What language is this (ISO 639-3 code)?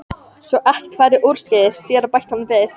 isl